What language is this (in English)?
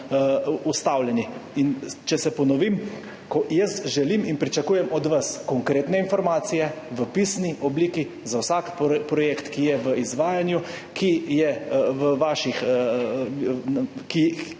Slovenian